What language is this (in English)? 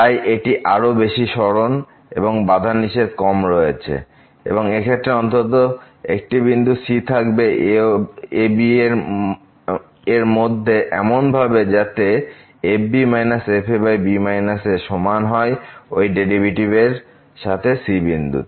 Bangla